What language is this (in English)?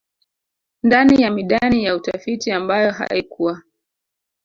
Swahili